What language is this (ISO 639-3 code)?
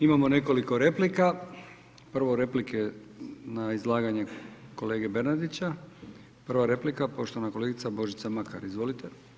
hrv